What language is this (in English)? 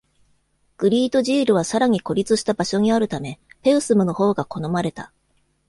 Japanese